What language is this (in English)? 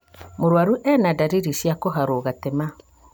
Kikuyu